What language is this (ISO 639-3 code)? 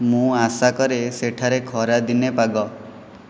ori